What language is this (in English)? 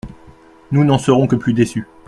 French